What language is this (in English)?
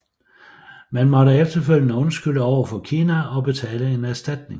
Danish